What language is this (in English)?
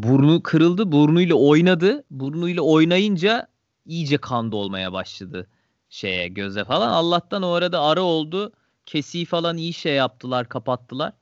Turkish